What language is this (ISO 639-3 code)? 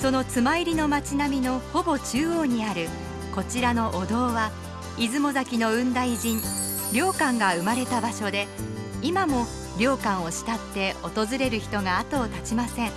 jpn